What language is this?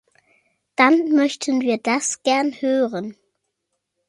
German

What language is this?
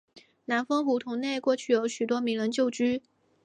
Chinese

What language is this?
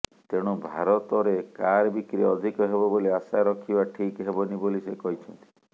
Odia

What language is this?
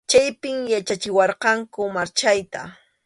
Arequipa-La Unión Quechua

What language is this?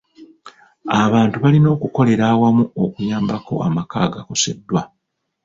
Ganda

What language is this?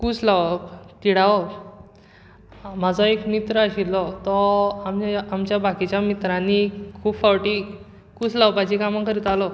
Konkani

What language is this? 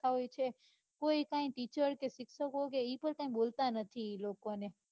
Gujarati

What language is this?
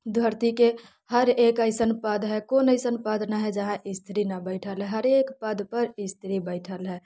Maithili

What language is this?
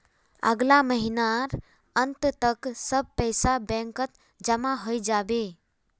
Magahi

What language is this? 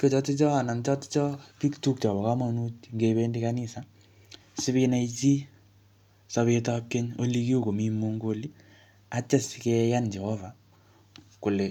Kalenjin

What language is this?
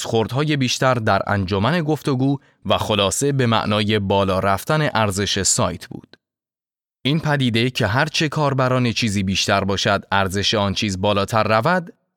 Persian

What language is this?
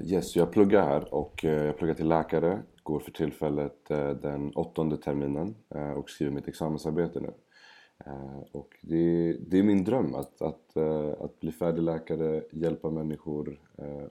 Swedish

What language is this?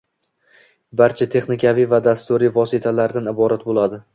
Uzbek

